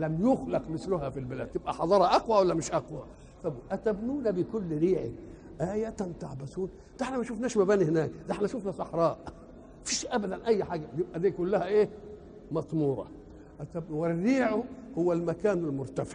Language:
Arabic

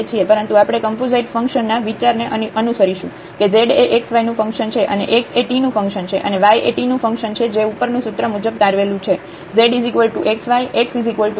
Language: Gujarati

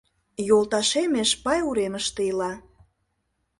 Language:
Mari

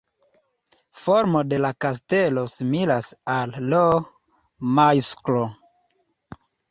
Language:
Esperanto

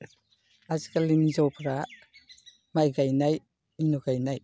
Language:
Bodo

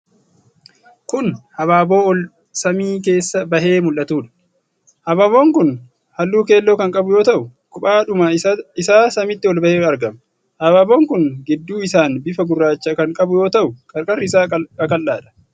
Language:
Oromo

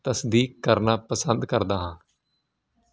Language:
Punjabi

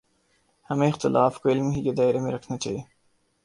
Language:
Urdu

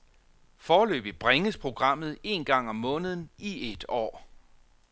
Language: Danish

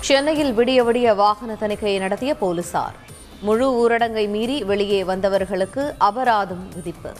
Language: Tamil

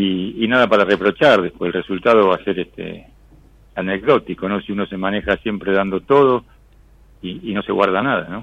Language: Spanish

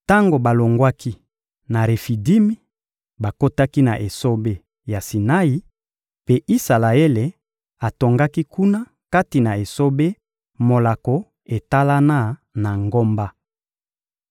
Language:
Lingala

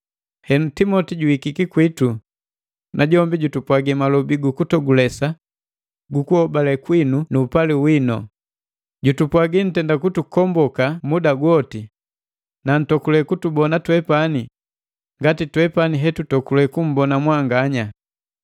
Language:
Matengo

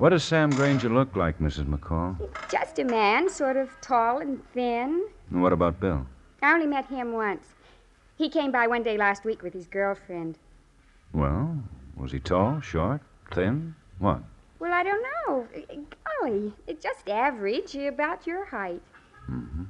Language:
English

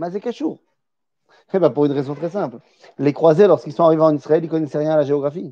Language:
French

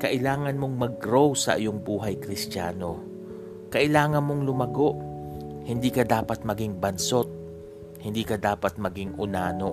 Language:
Filipino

